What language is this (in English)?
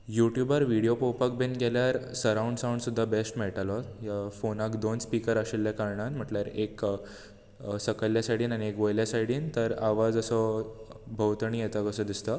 Konkani